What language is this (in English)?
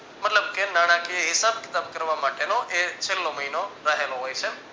Gujarati